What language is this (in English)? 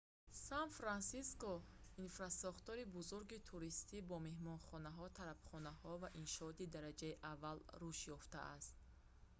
Tajik